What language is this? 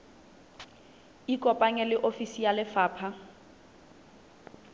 Southern Sotho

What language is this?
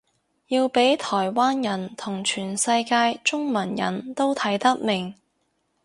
Cantonese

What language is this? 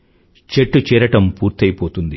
Telugu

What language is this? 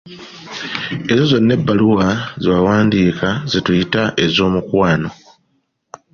Ganda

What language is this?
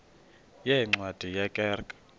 Xhosa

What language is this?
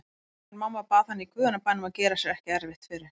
Icelandic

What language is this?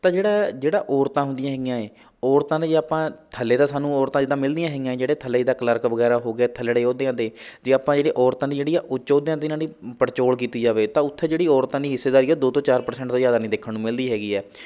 Punjabi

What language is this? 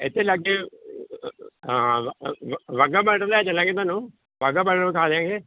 Punjabi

